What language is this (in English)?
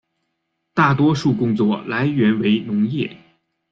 Chinese